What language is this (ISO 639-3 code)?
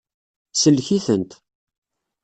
kab